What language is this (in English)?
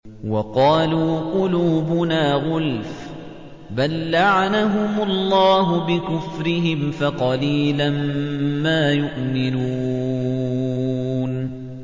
Arabic